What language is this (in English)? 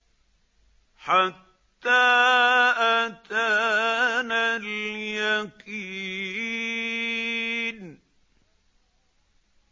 Arabic